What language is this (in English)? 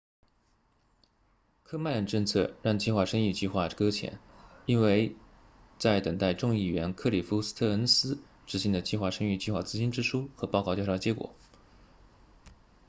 Chinese